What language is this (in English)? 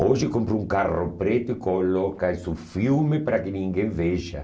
Portuguese